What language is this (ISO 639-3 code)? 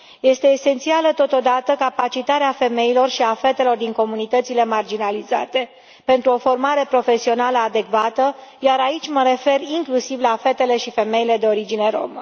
ron